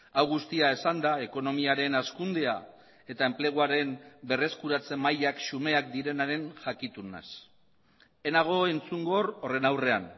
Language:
Basque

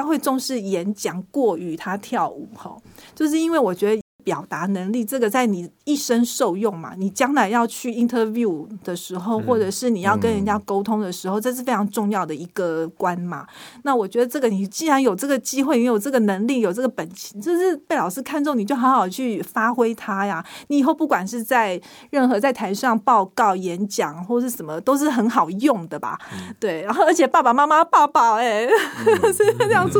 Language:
Chinese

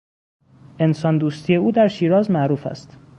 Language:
Persian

